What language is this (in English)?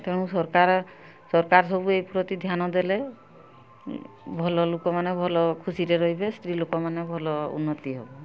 Odia